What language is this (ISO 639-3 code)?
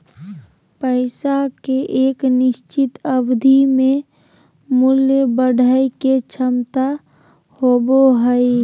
mag